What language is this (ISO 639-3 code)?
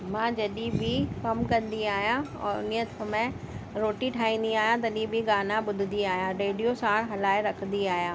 snd